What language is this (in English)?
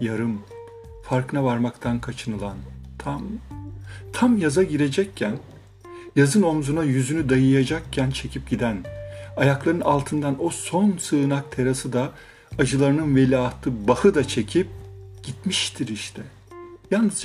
Turkish